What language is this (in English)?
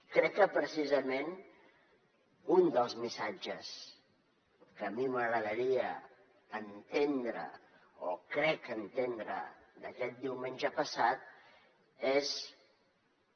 Catalan